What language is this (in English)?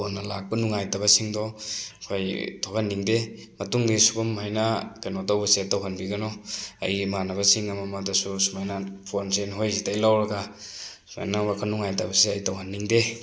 Manipuri